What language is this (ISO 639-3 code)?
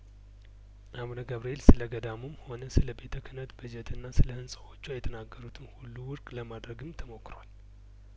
amh